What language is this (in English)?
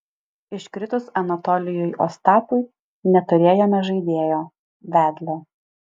Lithuanian